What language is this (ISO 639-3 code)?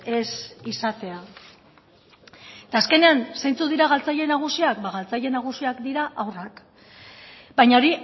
eus